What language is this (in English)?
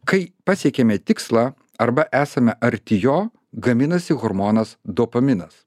Lithuanian